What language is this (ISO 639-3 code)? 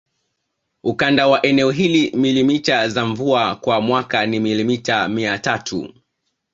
swa